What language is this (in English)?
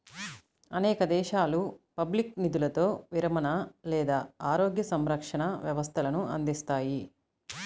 Telugu